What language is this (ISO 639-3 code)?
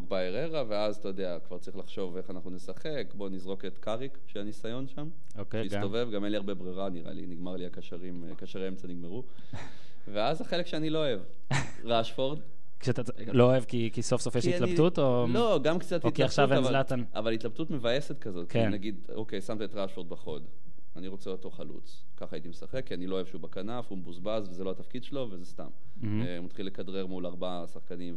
heb